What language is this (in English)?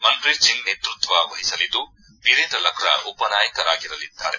Kannada